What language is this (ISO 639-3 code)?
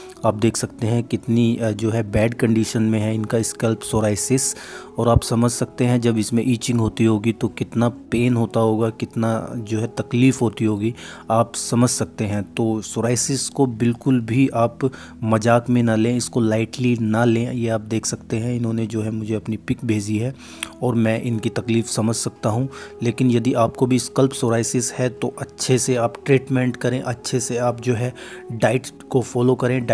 hin